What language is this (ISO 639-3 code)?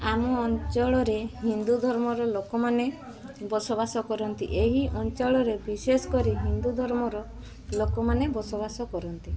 ori